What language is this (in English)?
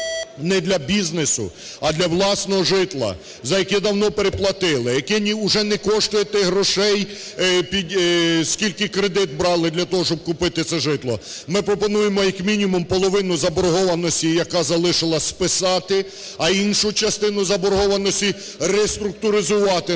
Ukrainian